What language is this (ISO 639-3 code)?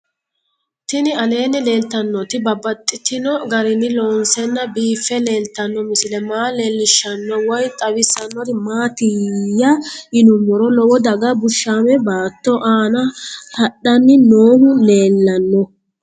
sid